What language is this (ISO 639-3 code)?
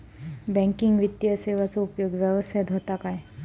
mar